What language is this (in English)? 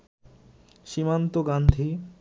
Bangla